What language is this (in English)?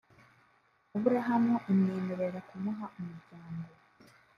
Kinyarwanda